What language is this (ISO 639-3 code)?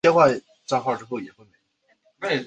zho